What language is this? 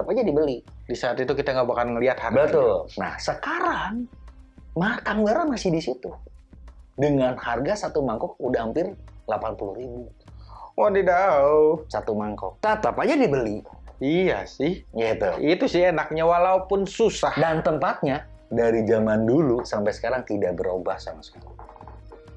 Indonesian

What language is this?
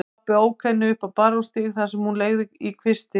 Icelandic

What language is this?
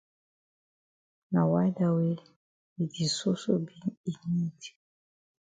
Cameroon Pidgin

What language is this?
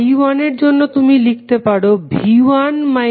Bangla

